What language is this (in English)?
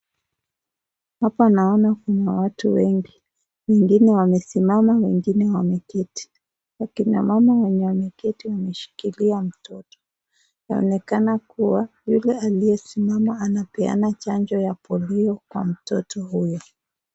Swahili